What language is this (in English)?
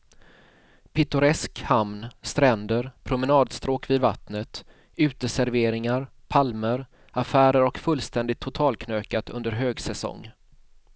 Swedish